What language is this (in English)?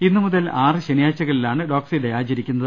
Malayalam